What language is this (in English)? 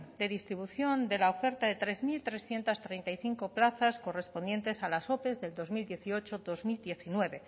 Spanish